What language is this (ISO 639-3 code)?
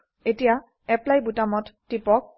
asm